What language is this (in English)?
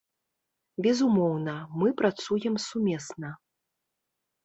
Belarusian